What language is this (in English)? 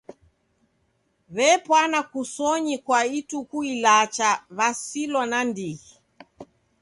Taita